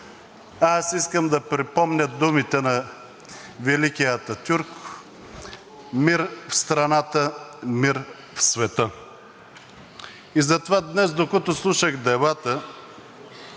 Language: Bulgarian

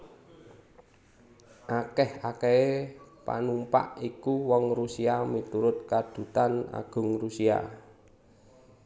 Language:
Javanese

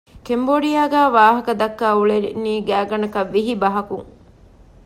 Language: Divehi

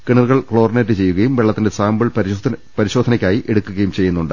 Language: Malayalam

